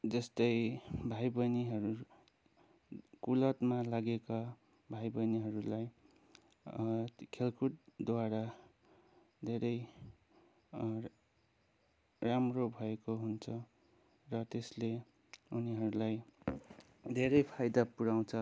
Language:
Nepali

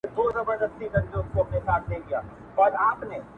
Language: Pashto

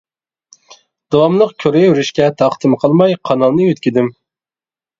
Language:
Uyghur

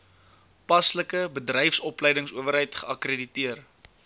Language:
Afrikaans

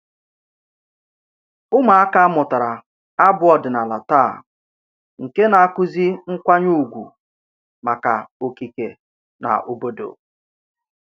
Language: Igbo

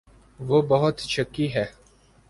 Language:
Urdu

